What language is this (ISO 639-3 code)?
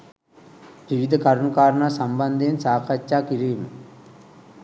sin